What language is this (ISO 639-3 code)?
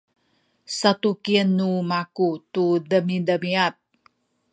szy